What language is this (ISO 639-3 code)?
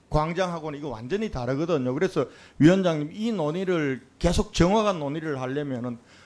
kor